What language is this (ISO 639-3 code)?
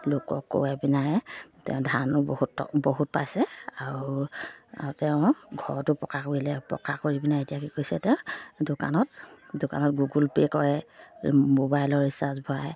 asm